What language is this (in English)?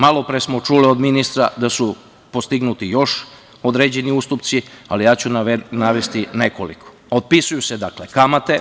Serbian